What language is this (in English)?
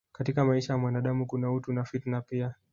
Swahili